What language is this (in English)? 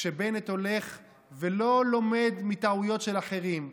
Hebrew